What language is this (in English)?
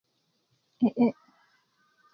Kuku